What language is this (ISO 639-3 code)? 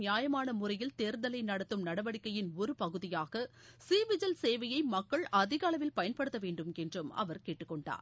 tam